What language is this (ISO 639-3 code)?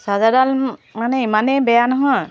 asm